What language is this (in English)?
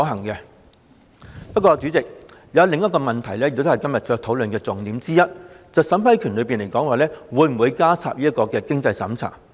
Cantonese